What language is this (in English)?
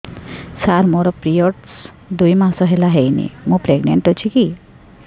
Odia